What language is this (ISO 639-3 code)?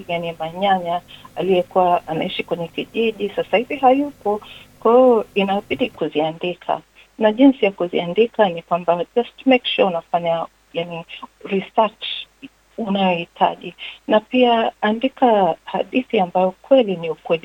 swa